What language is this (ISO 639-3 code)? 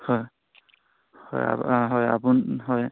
asm